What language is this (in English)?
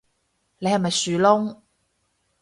Cantonese